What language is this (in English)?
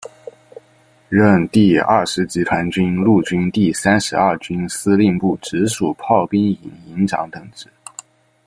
Chinese